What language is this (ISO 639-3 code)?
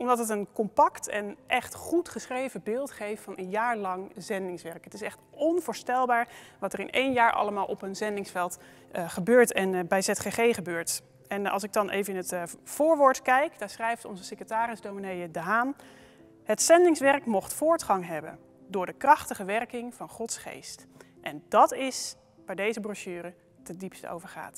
nld